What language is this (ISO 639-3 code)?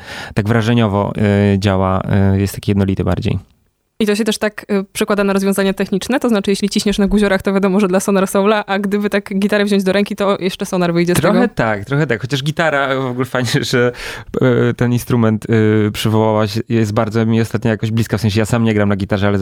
pol